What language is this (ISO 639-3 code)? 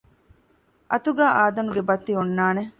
div